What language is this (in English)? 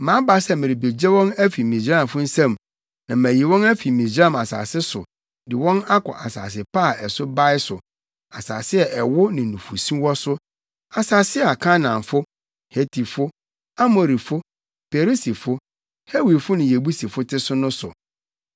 Akan